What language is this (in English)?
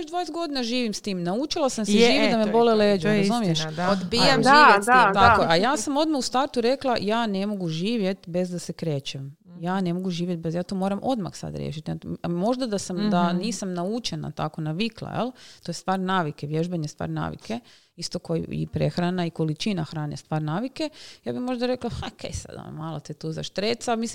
Croatian